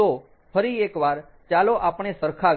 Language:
Gujarati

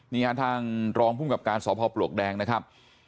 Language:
Thai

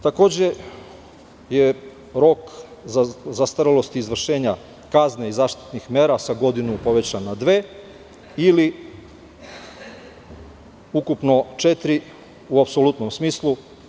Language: Serbian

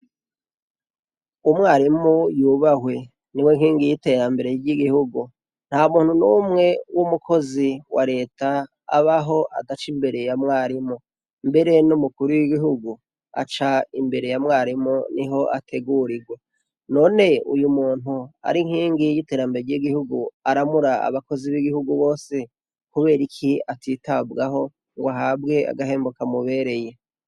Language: Rundi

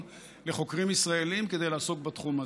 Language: Hebrew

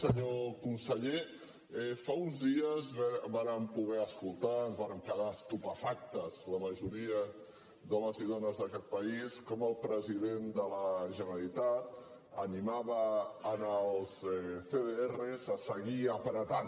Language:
Catalan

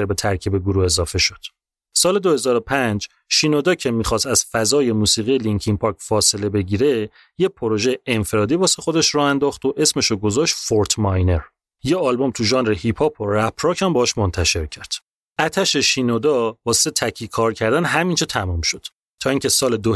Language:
Persian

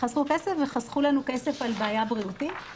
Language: Hebrew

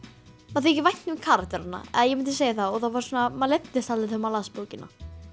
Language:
Icelandic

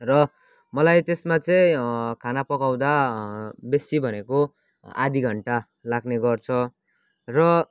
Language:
Nepali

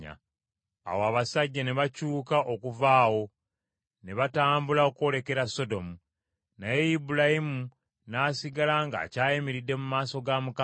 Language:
Ganda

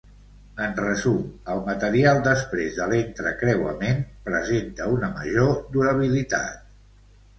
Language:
Catalan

